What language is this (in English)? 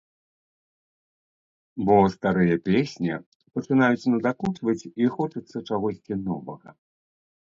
Belarusian